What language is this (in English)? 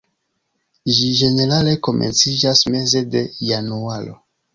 Esperanto